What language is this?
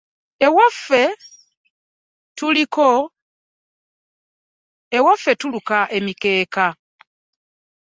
Ganda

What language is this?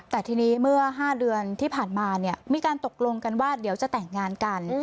Thai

